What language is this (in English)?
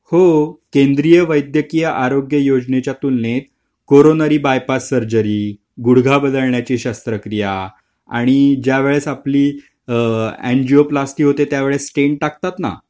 Marathi